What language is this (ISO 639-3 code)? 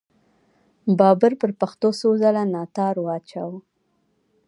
pus